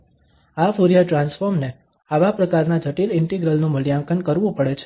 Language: Gujarati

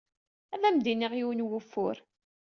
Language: Kabyle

